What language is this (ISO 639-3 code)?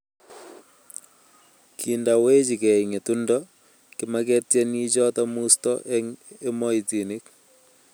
kln